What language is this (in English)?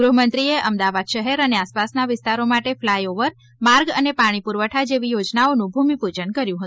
Gujarati